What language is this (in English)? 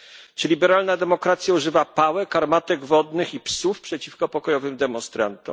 Polish